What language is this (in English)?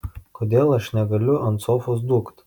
Lithuanian